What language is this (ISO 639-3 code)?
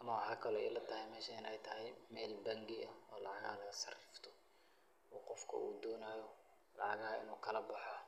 som